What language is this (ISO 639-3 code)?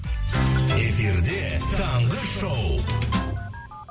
kaz